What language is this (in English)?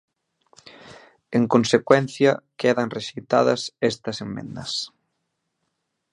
Galician